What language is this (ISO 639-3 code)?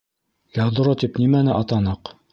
bak